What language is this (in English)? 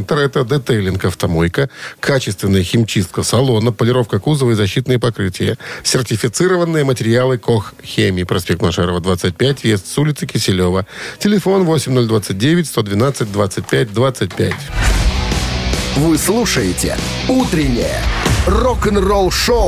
Russian